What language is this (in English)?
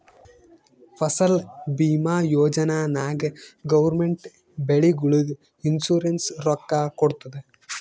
Kannada